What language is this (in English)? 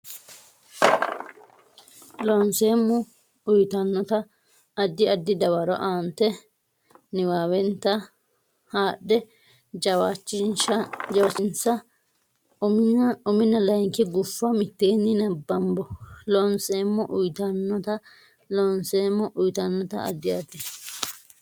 Sidamo